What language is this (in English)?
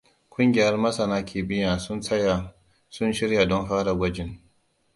Hausa